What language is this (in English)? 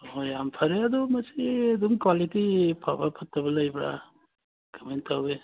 Manipuri